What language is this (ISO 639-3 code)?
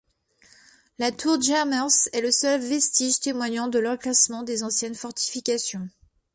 fra